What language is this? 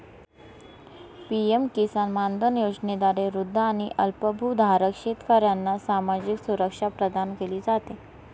Marathi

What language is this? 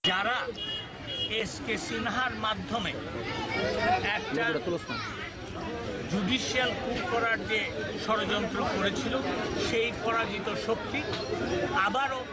Bangla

